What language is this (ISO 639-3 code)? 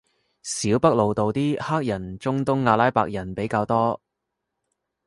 yue